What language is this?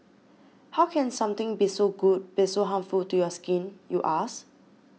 English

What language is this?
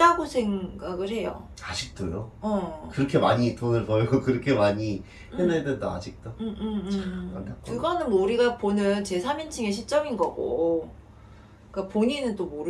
Korean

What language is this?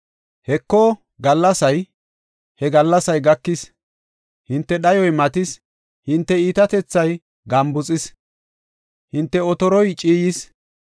Gofa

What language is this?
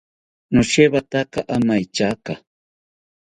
South Ucayali Ashéninka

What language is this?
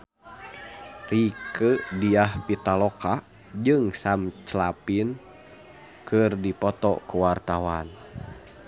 Sundanese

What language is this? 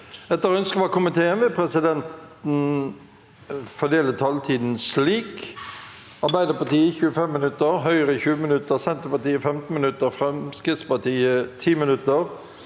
Norwegian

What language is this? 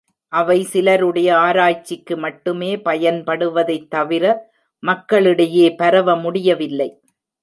Tamil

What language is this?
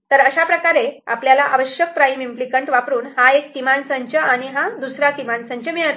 Marathi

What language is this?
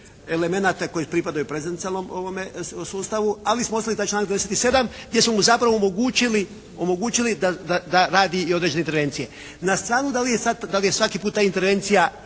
Croatian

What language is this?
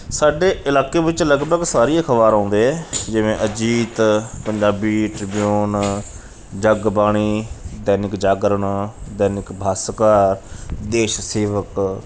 Punjabi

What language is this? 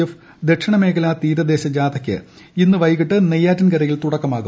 Malayalam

